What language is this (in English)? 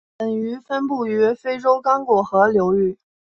Chinese